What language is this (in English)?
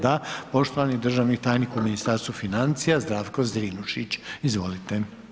Croatian